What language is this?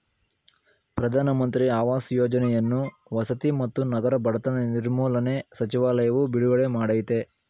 Kannada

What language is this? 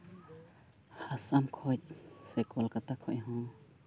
Santali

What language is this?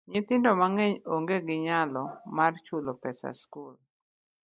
Luo (Kenya and Tanzania)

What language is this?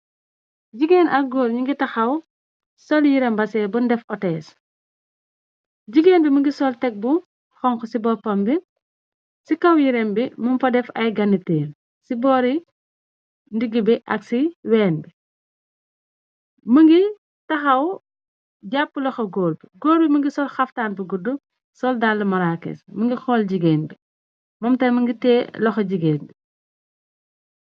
Wolof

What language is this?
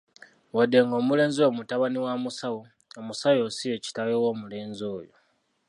Ganda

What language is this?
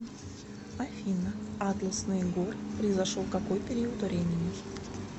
Russian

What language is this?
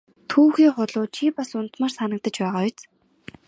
Mongolian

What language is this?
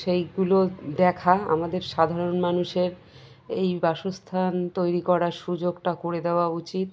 Bangla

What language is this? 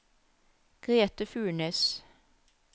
Norwegian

